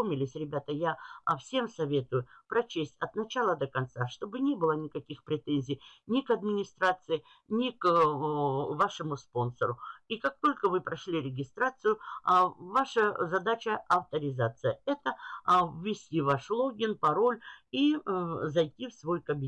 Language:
Russian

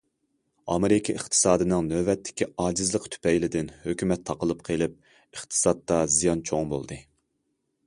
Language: Uyghur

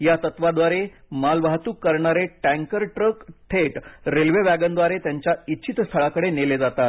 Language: Marathi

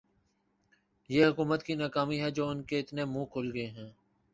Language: Urdu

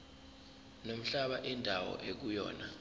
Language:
Zulu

